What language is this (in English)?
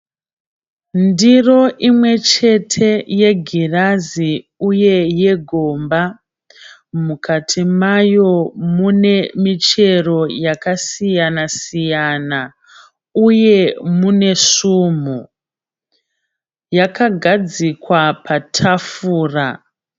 Shona